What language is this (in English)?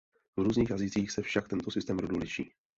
Czech